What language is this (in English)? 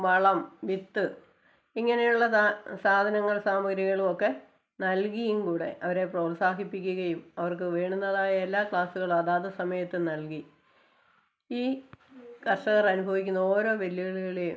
Malayalam